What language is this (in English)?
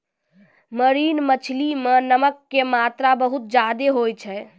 Maithili